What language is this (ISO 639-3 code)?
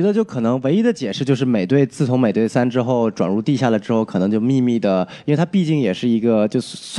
zho